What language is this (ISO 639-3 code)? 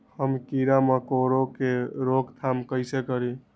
mag